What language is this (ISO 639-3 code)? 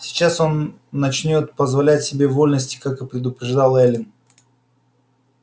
rus